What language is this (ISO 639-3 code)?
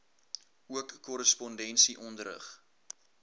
afr